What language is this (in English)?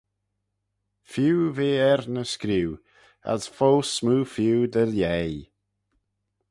Manx